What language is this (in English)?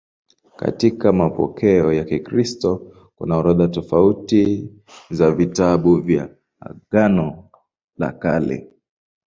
Swahili